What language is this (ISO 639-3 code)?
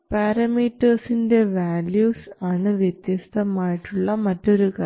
mal